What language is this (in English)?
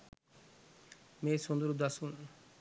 Sinhala